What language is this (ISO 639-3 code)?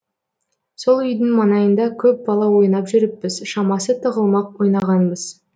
kaz